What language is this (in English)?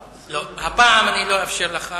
Hebrew